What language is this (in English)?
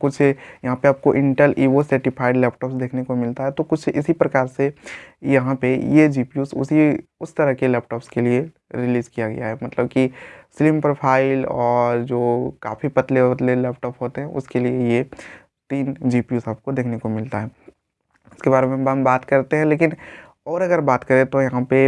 Hindi